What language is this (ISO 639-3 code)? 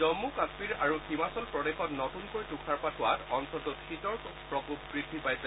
asm